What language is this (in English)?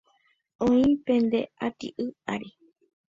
Guarani